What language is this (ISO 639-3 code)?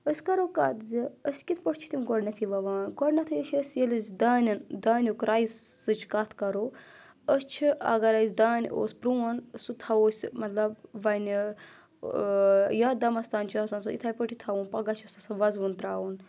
kas